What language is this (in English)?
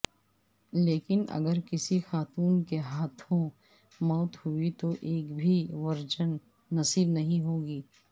Urdu